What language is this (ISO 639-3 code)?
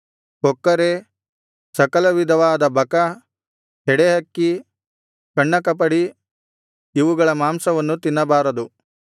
kan